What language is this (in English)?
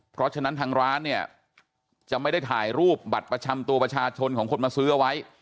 Thai